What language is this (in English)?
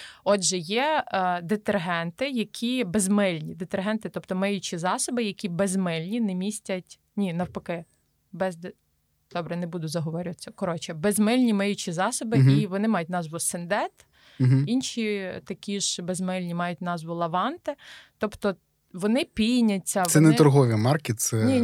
Ukrainian